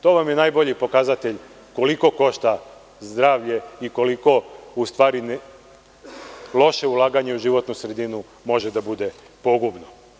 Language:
Serbian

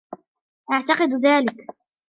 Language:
Arabic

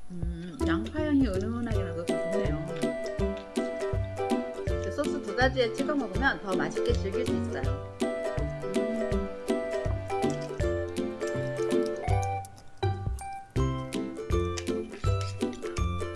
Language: Korean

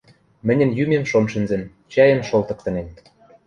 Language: Western Mari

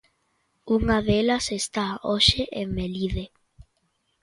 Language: Galician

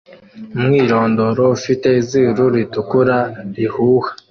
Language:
Kinyarwanda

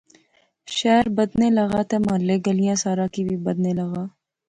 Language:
Pahari-Potwari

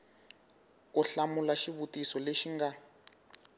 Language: Tsonga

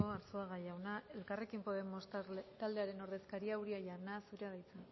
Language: Basque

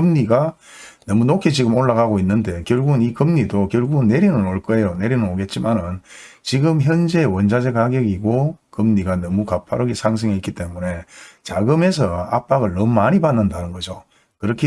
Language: Korean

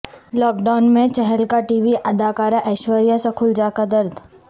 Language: Urdu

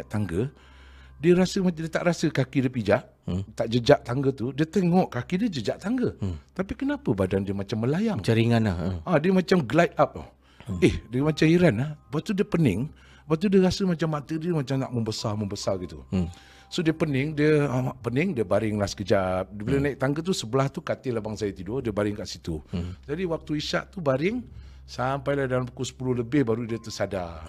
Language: Malay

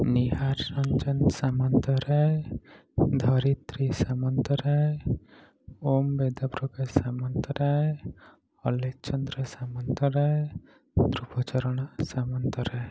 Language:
Odia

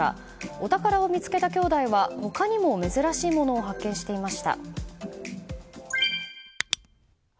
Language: Japanese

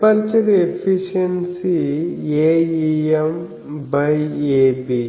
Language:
Telugu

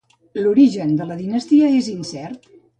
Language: Catalan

